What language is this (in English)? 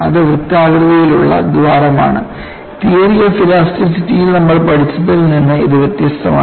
Malayalam